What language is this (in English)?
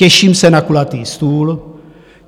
Czech